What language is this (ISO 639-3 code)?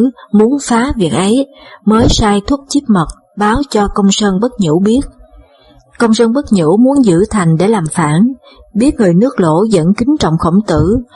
vie